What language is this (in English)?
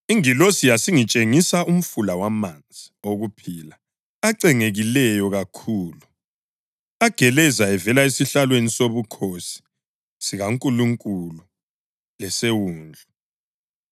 North Ndebele